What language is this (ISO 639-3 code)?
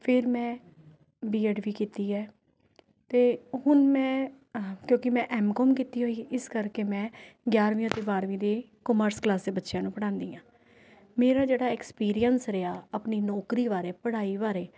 pan